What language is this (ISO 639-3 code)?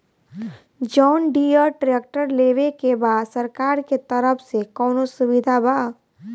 bho